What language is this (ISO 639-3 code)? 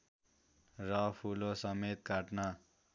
nep